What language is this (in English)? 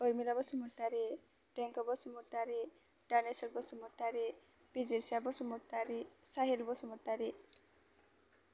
Bodo